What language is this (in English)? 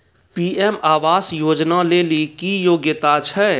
Maithili